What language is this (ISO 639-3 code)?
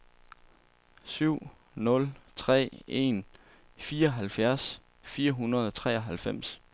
dan